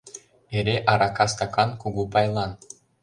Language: Mari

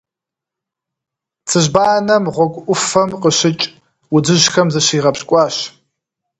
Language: Kabardian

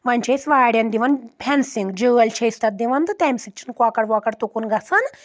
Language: Kashmiri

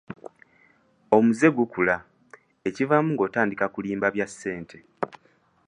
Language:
Ganda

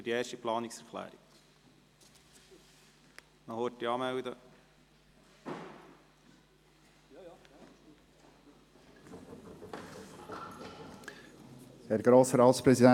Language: Swiss German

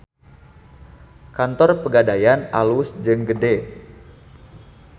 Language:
Sundanese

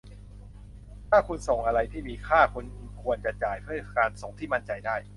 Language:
Thai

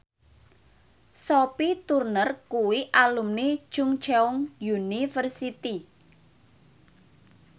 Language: Javanese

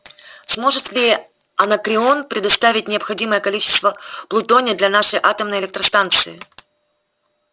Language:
Russian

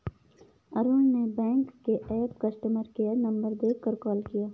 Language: Hindi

